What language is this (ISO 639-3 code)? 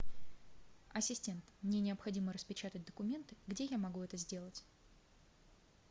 rus